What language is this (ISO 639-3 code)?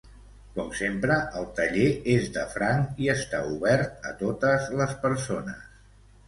cat